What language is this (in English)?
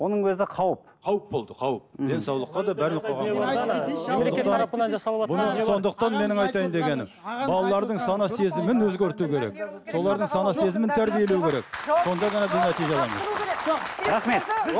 Kazakh